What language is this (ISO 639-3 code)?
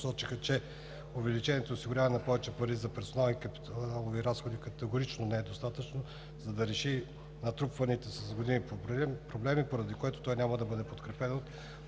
bul